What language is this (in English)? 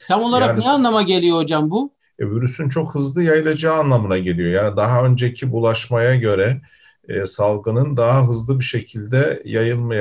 Turkish